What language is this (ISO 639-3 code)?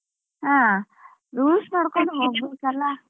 kan